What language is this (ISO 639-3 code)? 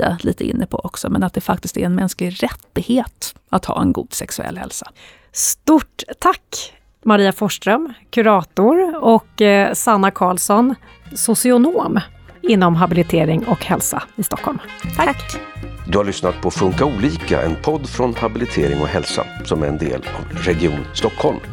swe